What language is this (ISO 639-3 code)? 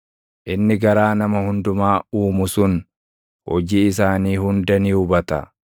orm